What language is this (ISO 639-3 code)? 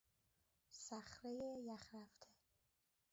fas